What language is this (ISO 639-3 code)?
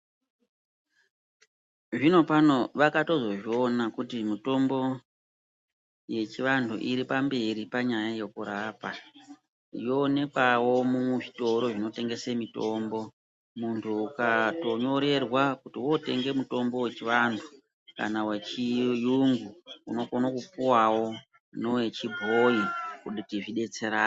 ndc